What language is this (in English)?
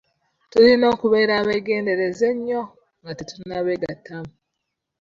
Ganda